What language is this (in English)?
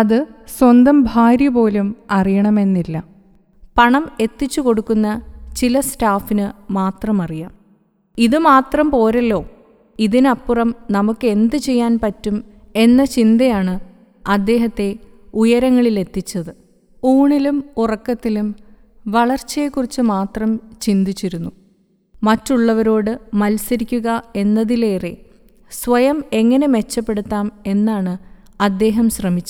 Malayalam